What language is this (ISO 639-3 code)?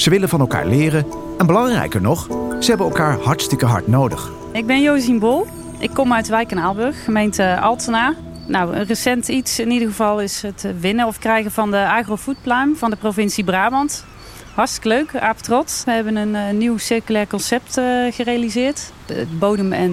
nld